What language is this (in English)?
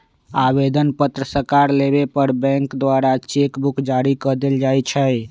Magahi